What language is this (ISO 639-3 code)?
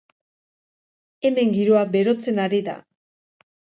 eus